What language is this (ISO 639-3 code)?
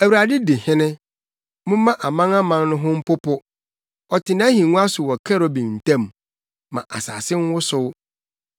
aka